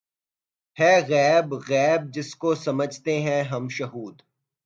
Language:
Urdu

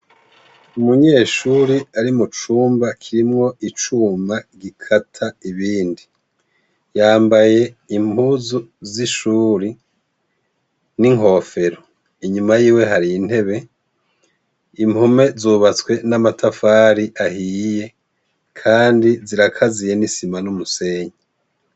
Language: Rundi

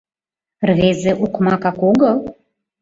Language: Mari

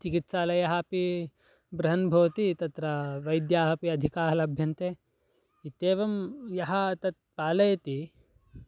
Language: Sanskrit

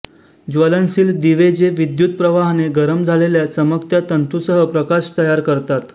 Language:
Marathi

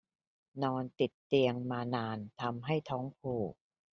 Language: Thai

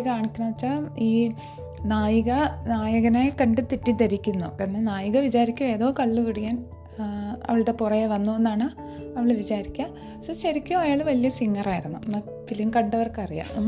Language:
Malayalam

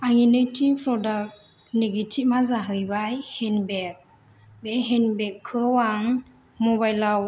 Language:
Bodo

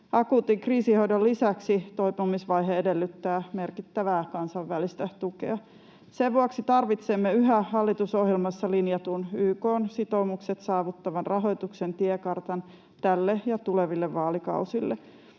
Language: Finnish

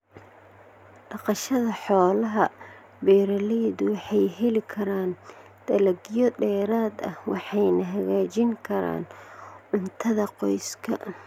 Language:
Somali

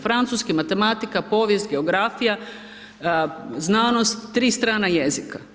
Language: Croatian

